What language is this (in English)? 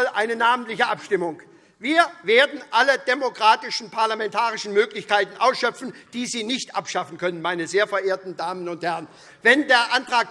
German